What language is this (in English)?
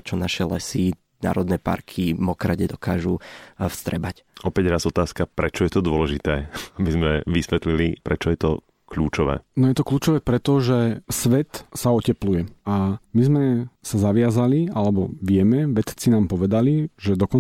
Slovak